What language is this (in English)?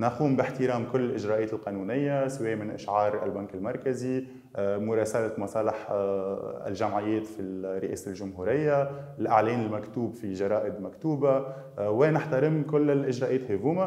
Arabic